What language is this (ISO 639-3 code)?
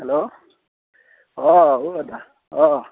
asm